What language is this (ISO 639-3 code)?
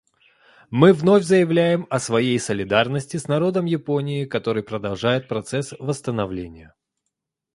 rus